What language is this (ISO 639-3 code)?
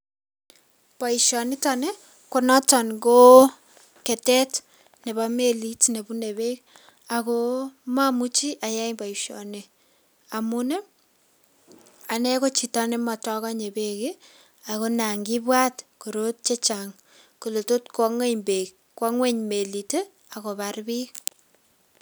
kln